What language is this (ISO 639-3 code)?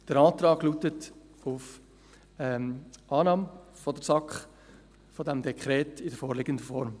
gsw